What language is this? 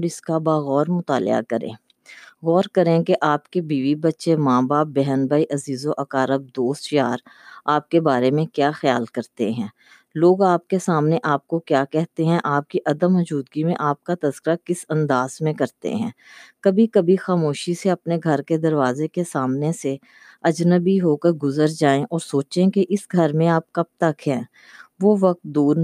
Urdu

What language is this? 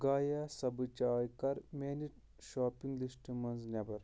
Kashmiri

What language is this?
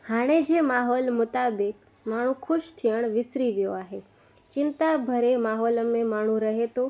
Sindhi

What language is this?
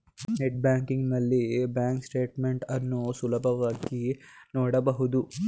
Kannada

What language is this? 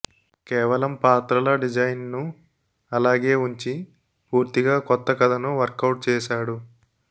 Telugu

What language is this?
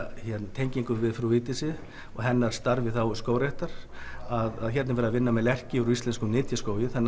Icelandic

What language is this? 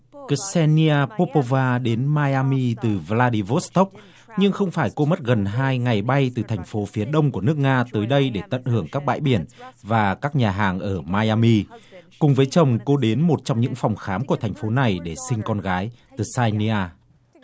Vietnamese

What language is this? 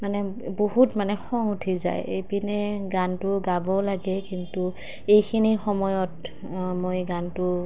Assamese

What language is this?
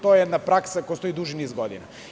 Serbian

